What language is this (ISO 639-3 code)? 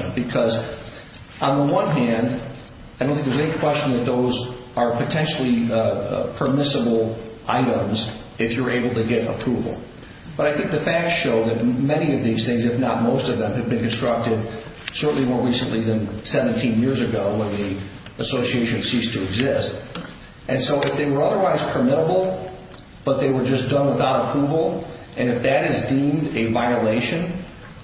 eng